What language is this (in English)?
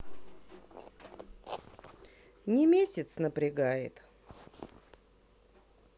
Russian